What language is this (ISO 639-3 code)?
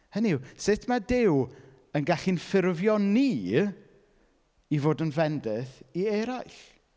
cym